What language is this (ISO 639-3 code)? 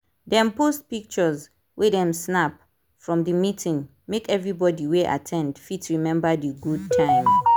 pcm